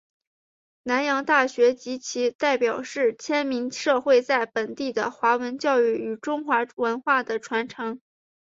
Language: Chinese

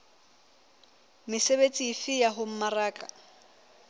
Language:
Southern Sotho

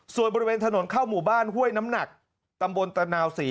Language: Thai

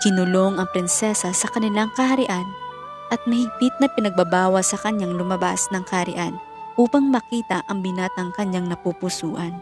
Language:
Filipino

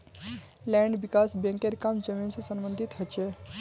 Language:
Magahi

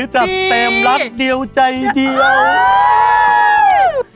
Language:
Thai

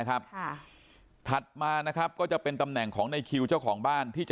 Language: Thai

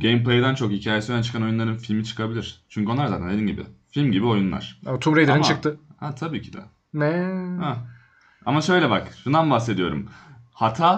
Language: Turkish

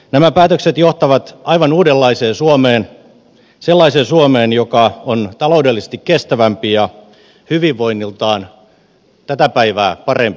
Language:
Finnish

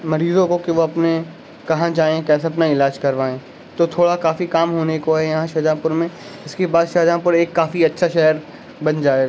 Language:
Urdu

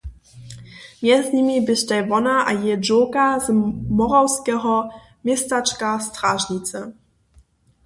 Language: Upper Sorbian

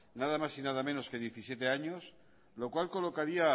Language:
Spanish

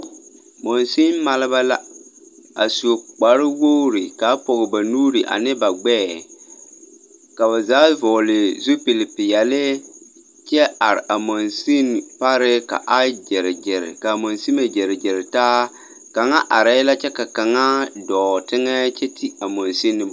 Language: Southern Dagaare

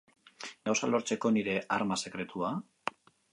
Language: Basque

